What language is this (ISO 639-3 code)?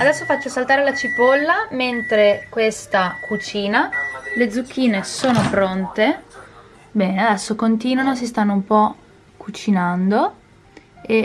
ita